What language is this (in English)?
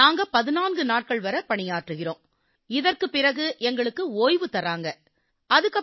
Tamil